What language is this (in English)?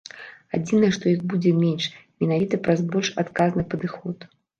Belarusian